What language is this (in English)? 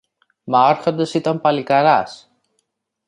Greek